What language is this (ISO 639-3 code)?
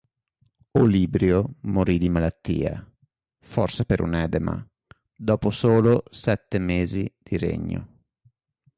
ita